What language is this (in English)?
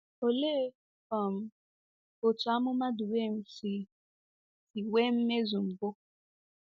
Igbo